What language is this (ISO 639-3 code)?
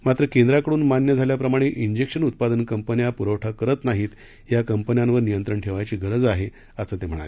mar